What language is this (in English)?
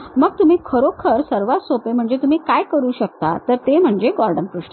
Marathi